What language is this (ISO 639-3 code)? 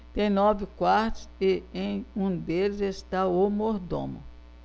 por